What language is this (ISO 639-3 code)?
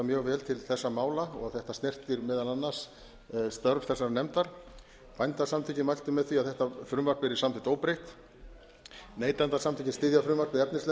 isl